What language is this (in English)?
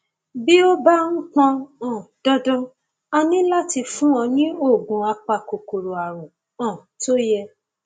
Yoruba